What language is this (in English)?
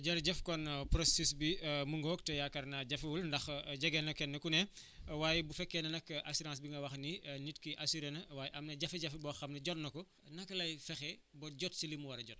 Wolof